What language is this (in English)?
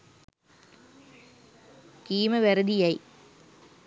Sinhala